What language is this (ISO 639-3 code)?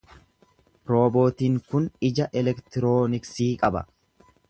orm